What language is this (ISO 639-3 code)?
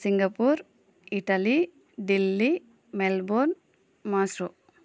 tel